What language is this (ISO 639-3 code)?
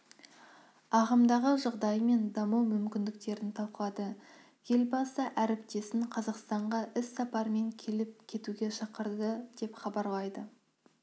kaz